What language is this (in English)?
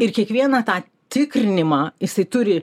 Lithuanian